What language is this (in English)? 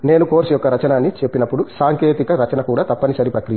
Telugu